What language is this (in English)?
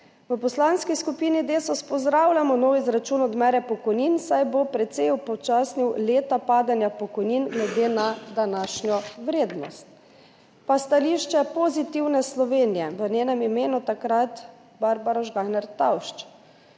Slovenian